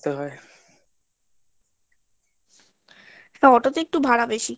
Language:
Bangla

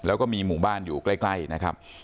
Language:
Thai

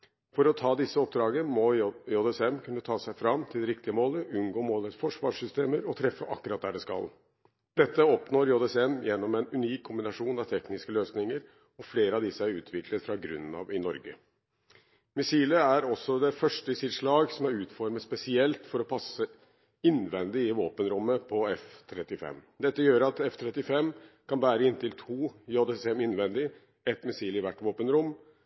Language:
Norwegian Bokmål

